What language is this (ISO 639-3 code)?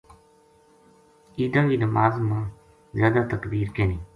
gju